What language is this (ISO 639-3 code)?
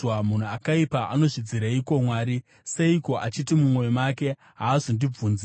sna